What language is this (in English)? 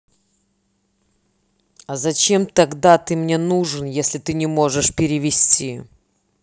Russian